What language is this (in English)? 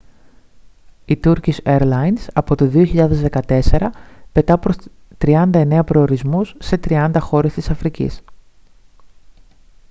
Greek